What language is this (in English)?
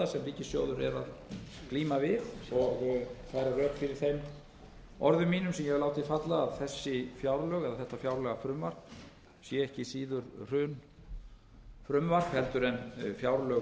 Icelandic